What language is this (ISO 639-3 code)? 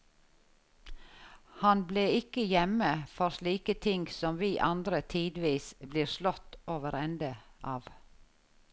nor